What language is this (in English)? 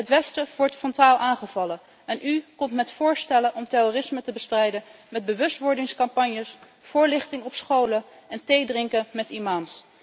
Dutch